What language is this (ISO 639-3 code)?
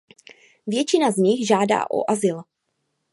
ces